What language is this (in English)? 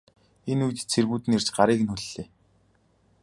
Mongolian